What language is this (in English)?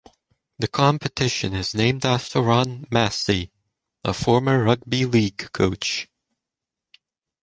English